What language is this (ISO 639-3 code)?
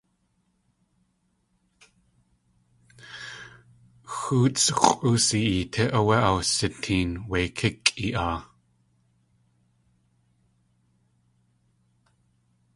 tli